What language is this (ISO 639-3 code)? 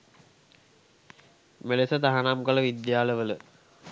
sin